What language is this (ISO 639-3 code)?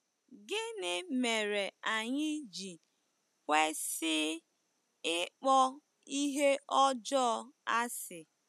ibo